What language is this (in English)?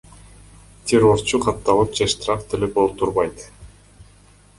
Kyrgyz